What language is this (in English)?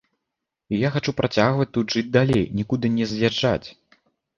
Belarusian